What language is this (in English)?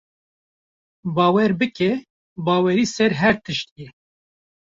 Kurdish